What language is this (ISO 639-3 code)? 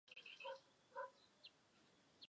zho